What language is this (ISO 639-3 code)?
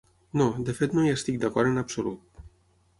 cat